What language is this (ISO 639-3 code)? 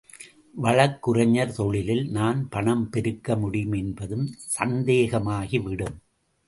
tam